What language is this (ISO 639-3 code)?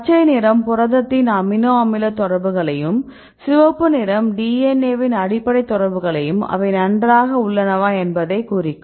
tam